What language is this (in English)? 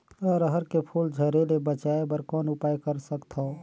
Chhattisgarhi